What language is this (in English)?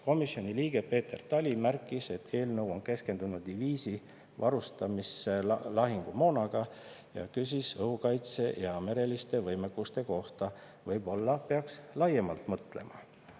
Estonian